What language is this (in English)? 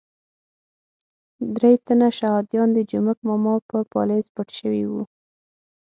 Pashto